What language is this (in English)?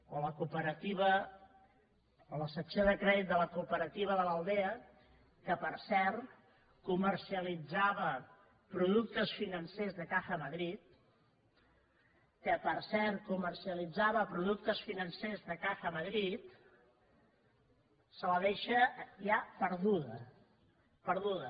Catalan